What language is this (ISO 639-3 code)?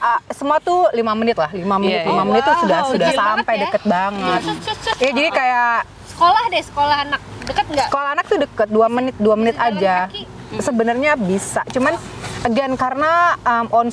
ind